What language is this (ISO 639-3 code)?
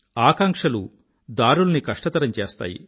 tel